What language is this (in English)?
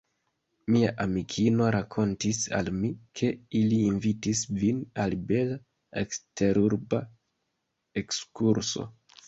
Esperanto